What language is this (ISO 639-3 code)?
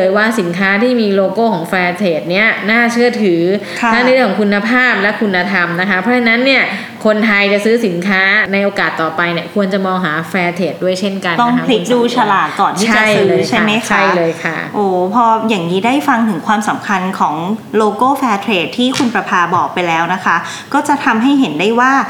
tha